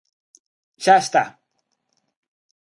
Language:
Galician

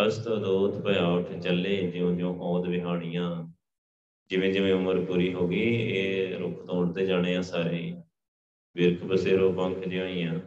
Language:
Punjabi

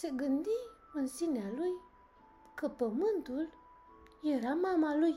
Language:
Romanian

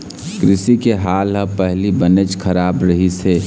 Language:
Chhattisgarhi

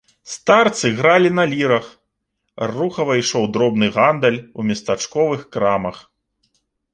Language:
Belarusian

